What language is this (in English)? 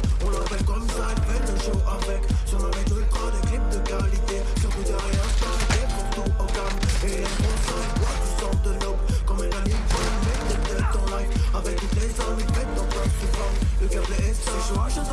French